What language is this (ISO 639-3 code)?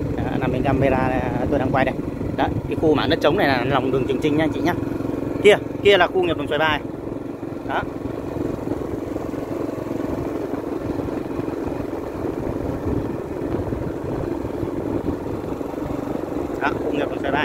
vie